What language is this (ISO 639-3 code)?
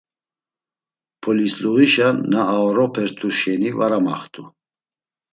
lzz